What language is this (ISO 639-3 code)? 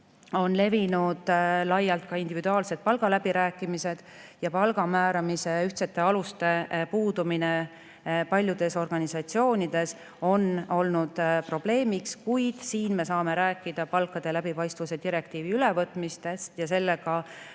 est